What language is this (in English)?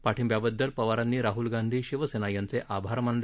Marathi